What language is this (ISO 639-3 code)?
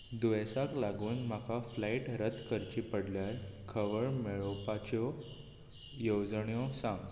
kok